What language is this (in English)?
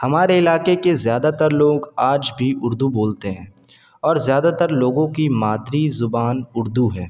Urdu